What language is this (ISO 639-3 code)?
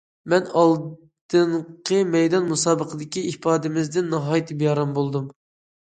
uig